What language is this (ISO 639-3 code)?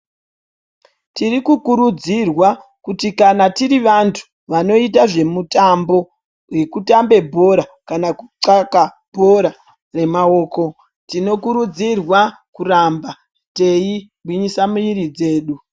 ndc